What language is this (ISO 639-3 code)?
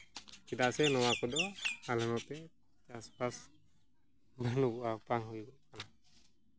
sat